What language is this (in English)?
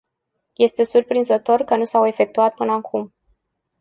Romanian